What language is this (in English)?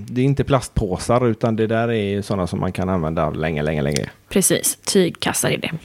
Swedish